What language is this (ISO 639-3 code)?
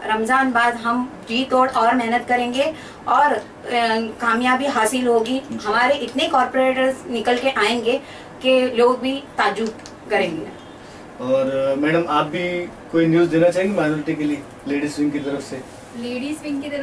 hin